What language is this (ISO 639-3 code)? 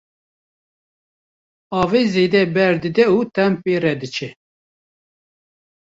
kur